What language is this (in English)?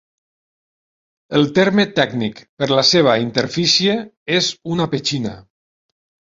Catalan